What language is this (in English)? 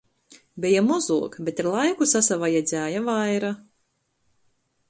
Latgalian